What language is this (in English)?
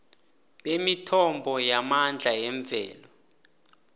South Ndebele